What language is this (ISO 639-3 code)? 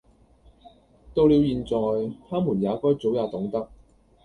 yue